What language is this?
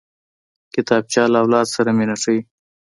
Pashto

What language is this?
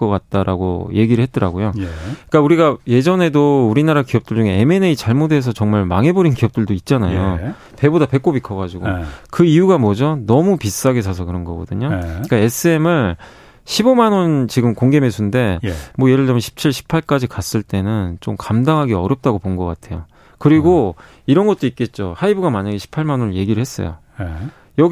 Korean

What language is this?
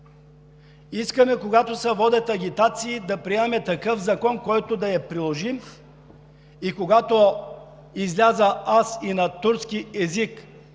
Bulgarian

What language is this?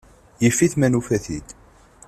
Kabyle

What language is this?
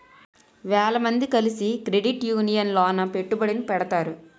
Telugu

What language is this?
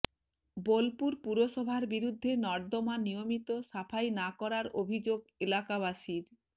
Bangla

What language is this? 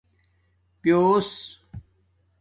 Domaaki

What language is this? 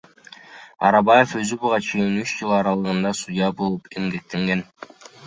Kyrgyz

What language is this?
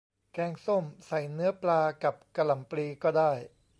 Thai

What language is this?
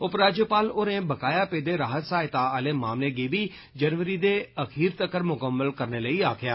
Dogri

